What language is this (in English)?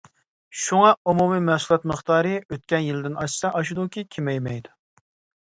Uyghur